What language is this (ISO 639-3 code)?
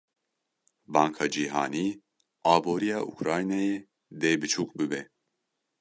kur